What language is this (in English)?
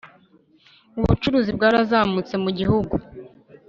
Kinyarwanda